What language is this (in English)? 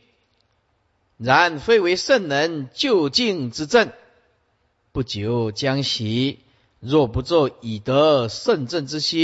Chinese